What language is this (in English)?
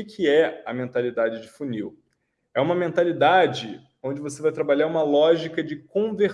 Portuguese